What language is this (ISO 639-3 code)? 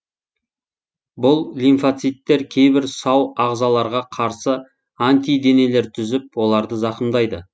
kaz